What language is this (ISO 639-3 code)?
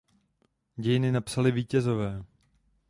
ces